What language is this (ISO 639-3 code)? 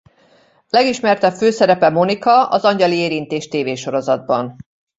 hun